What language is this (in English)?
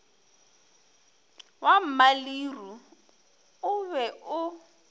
Northern Sotho